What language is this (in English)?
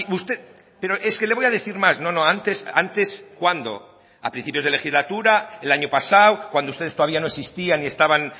Spanish